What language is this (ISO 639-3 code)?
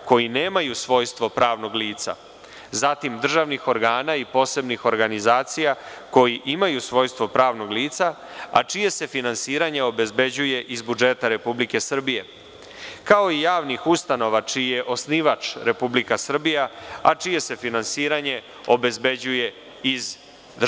srp